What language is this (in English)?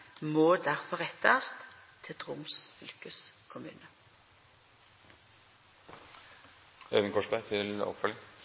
Norwegian Nynorsk